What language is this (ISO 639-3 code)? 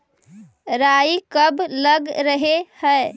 mag